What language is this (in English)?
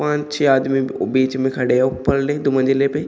Hindi